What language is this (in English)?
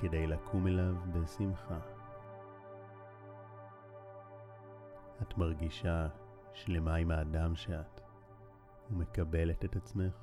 Hebrew